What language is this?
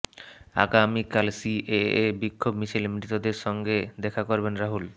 Bangla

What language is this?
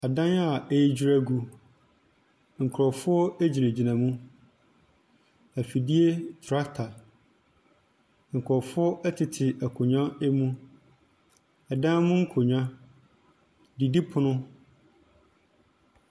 Akan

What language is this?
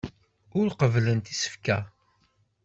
Kabyle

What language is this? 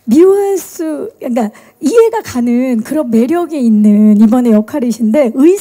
Korean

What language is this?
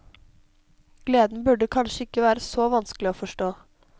Norwegian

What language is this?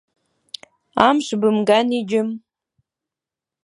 Abkhazian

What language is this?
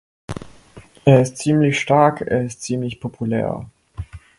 German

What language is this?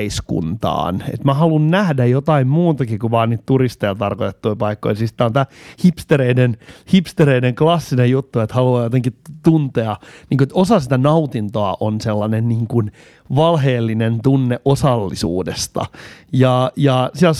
Finnish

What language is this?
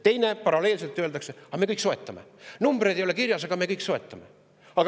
Estonian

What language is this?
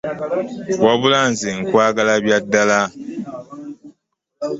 Ganda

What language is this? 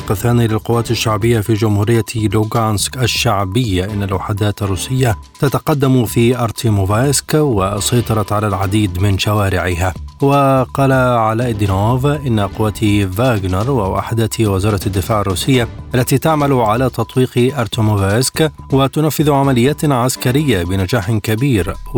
Arabic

